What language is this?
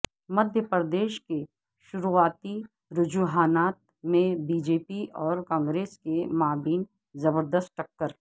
Urdu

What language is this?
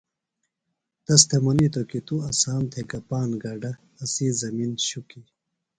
Phalura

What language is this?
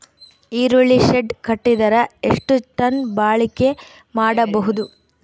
Kannada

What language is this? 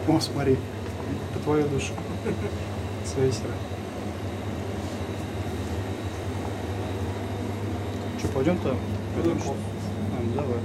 Russian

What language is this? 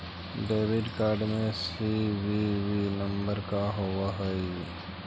Magahi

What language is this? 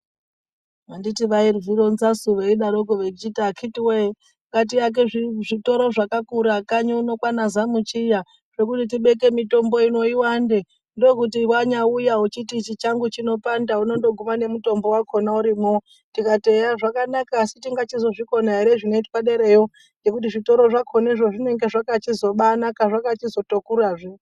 Ndau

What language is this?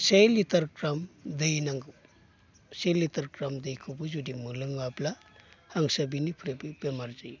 Bodo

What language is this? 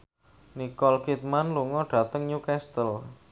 Javanese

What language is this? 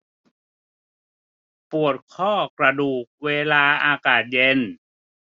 Thai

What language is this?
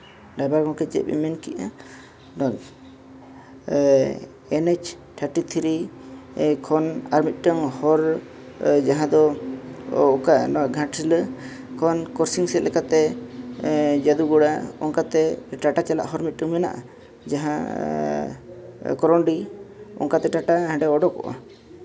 Santali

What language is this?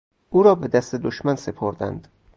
Persian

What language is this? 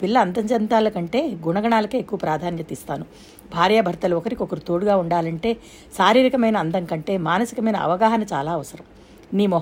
Telugu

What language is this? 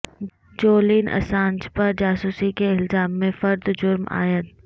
Urdu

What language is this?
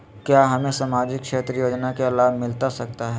Magahi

